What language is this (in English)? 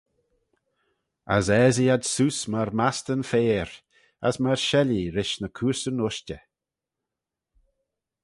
Manx